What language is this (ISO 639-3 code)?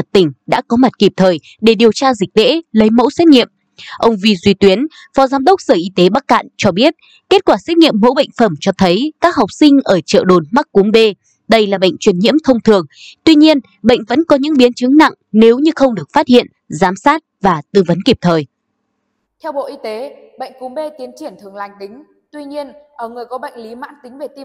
vie